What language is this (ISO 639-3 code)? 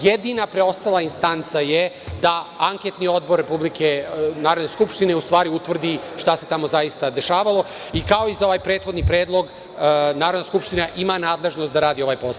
srp